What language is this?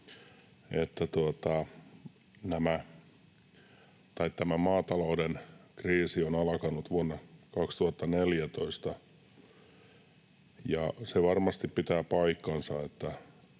Finnish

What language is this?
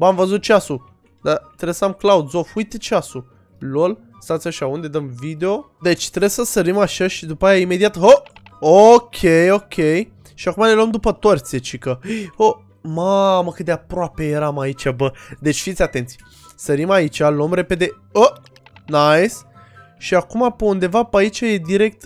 Romanian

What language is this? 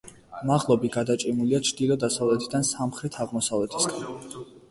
Georgian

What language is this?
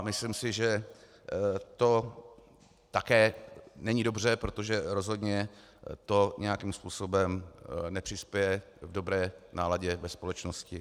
Czech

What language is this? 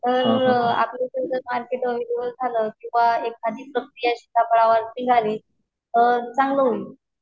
Marathi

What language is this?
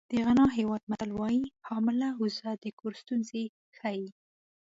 Pashto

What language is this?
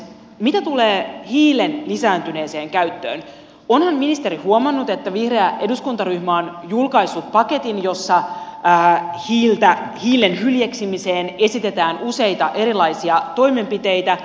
Finnish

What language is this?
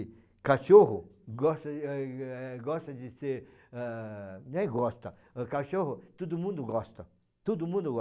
Portuguese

